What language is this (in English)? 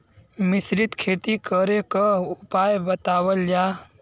Bhojpuri